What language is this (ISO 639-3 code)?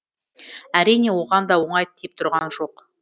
kaz